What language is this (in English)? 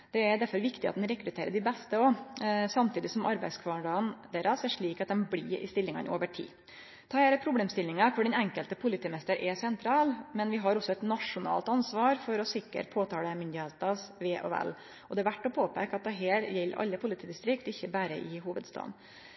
Norwegian Nynorsk